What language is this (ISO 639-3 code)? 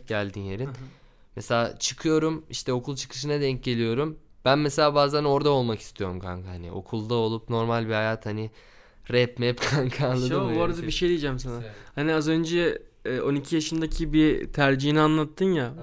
tur